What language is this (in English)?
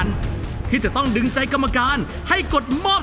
Thai